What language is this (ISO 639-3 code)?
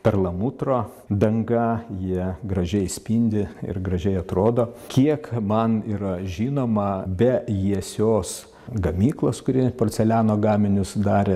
lit